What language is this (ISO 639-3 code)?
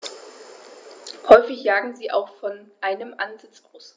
deu